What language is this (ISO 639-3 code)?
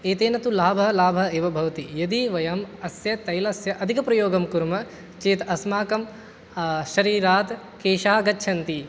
san